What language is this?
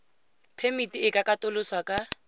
Tswana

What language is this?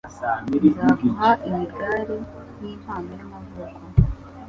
Kinyarwanda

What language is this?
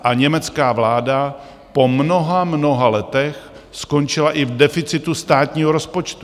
Czech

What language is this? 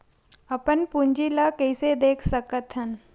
Chhattisgarhi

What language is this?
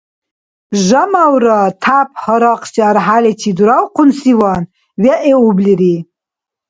Dargwa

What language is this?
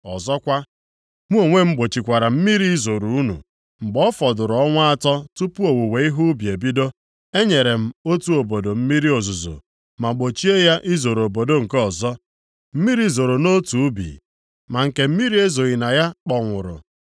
Igbo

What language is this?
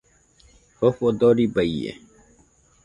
Nüpode Huitoto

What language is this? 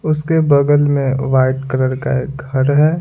Hindi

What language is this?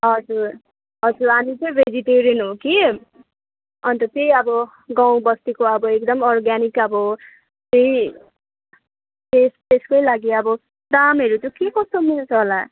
Nepali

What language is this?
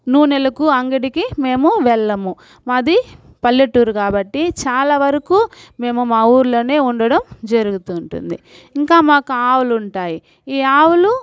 Telugu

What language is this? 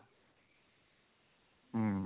Odia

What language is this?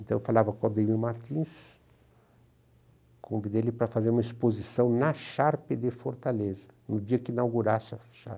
Portuguese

